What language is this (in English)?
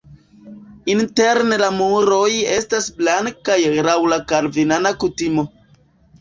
Esperanto